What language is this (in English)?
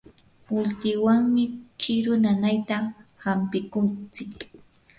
Yanahuanca Pasco Quechua